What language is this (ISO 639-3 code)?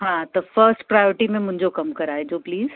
snd